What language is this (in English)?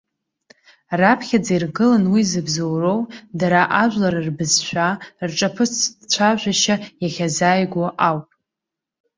Abkhazian